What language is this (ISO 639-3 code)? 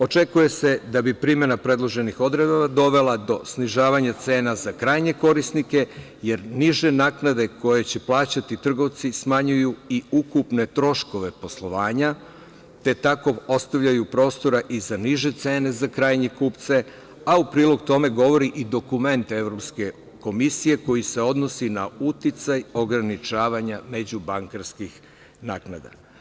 srp